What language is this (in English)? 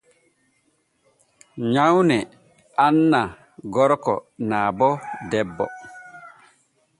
Borgu Fulfulde